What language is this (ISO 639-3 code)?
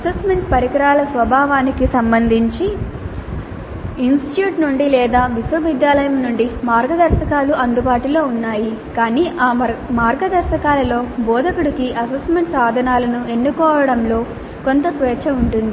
tel